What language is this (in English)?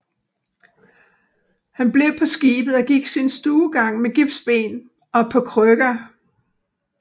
Danish